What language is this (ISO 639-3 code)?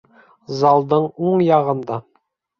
bak